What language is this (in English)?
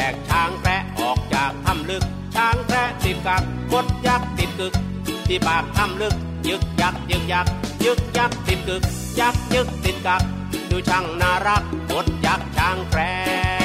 Thai